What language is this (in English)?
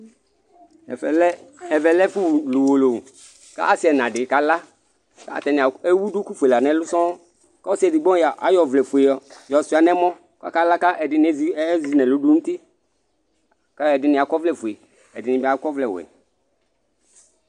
Ikposo